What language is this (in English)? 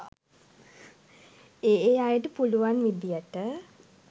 Sinhala